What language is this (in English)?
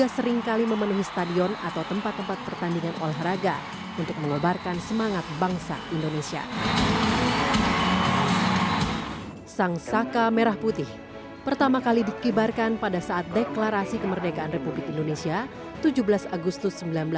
Indonesian